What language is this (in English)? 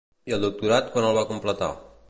Catalan